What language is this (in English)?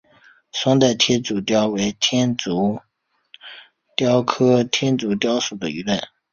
Chinese